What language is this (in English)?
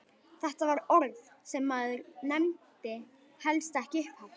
Icelandic